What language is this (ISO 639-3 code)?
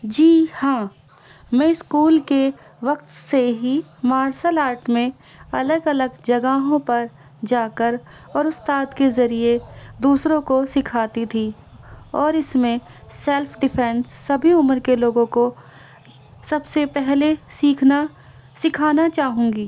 urd